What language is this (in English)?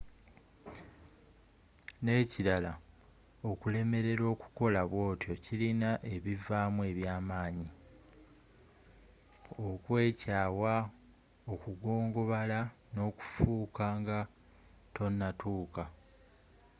Ganda